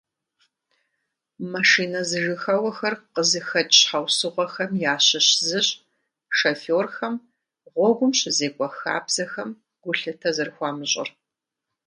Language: Kabardian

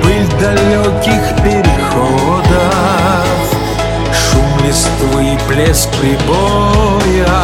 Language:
Russian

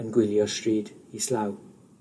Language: Welsh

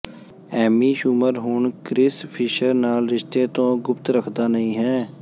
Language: Punjabi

